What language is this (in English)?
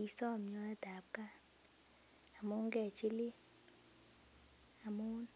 Kalenjin